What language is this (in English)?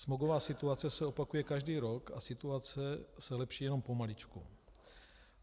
Czech